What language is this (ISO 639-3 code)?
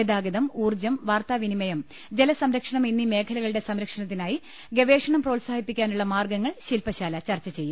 mal